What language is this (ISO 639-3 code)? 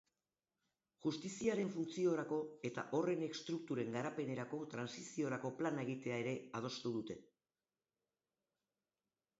eus